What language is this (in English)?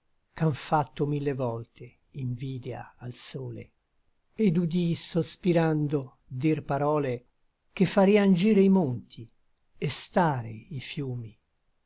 Italian